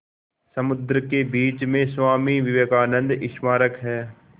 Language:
Hindi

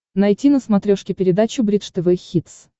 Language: Russian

